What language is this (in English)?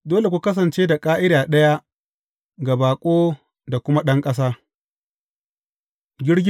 Hausa